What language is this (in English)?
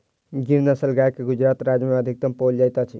Maithili